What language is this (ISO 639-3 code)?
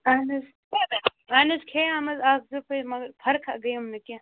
kas